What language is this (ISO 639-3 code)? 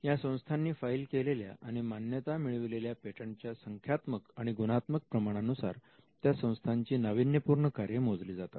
mar